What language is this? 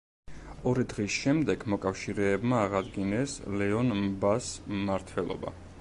Georgian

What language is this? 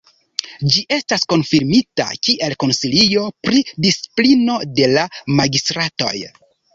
Esperanto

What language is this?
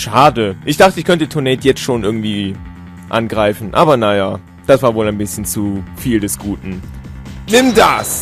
German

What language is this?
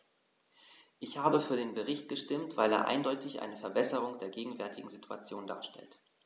German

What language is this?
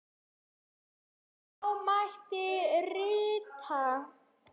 Icelandic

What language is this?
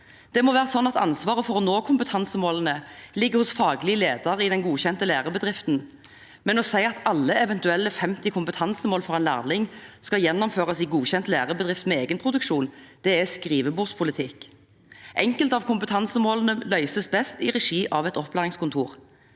Norwegian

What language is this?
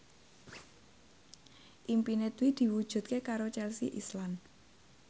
Javanese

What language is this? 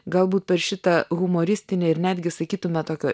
Lithuanian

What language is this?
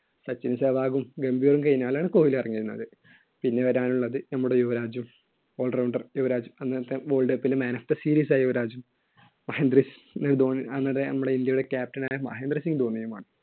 Malayalam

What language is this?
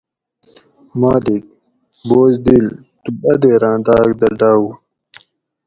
Gawri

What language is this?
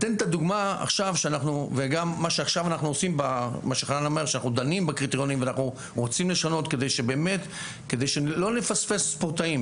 Hebrew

